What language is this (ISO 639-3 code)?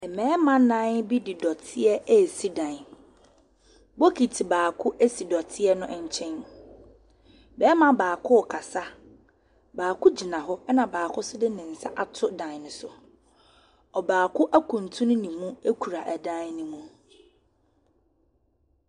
aka